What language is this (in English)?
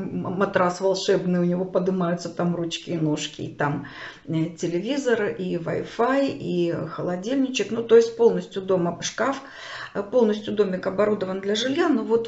Russian